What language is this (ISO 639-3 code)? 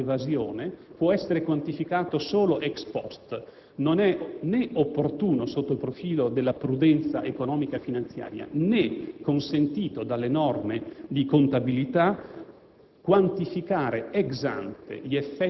ita